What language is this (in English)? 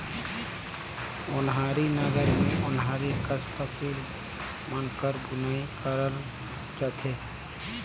Chhattisgarhi